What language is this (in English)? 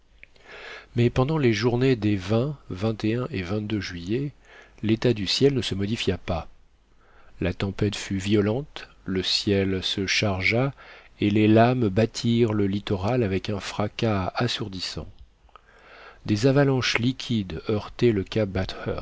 French